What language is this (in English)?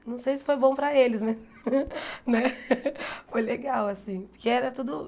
Portuguese